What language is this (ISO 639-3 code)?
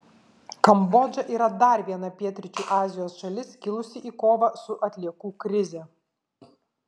lit